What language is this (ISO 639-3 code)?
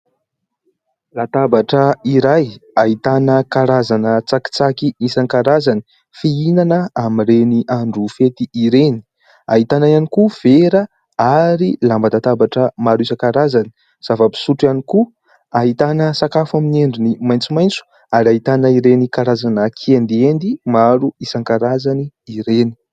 mlg